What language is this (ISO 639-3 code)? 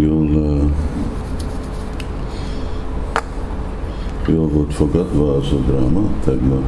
hun